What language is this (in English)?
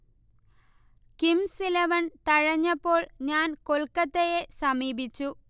Malayalam